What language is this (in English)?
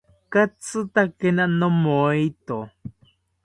South Ucayali Ashéninka